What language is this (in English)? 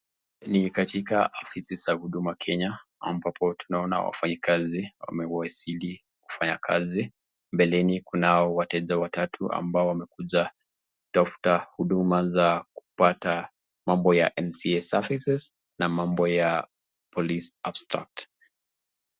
Swahili